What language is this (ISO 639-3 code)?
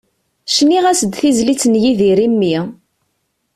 kab